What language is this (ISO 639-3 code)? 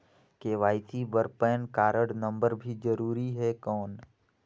hne